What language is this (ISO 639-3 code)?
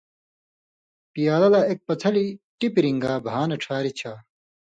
mvy